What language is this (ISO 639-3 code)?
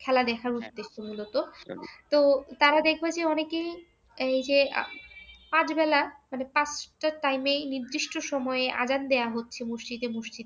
ben